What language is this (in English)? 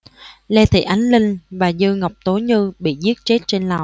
Vietnamese